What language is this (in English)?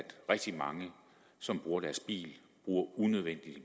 Danish